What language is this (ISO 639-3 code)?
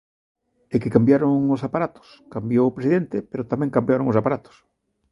glg